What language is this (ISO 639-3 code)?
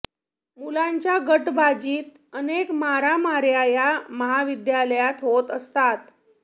mar